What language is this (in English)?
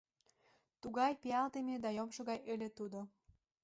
Mari